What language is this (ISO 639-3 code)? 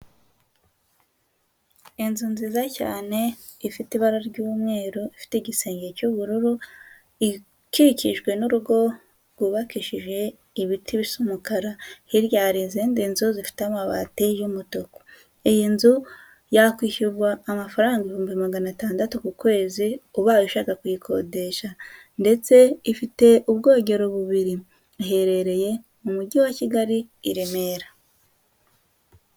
kin